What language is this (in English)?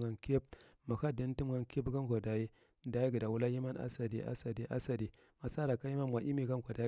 Marghi Central